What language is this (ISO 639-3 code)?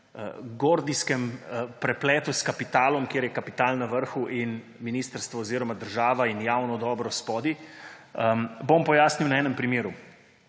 slv